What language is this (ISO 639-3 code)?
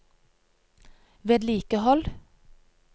nor